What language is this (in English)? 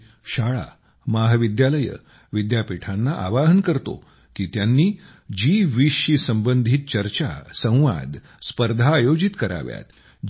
Marathi